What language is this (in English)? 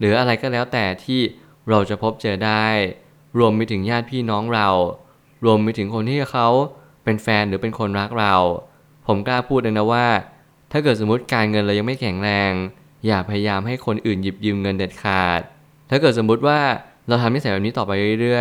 Thai